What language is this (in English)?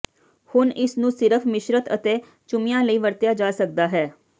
Punjabi